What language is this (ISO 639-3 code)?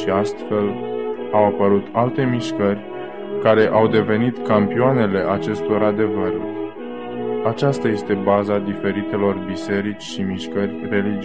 ron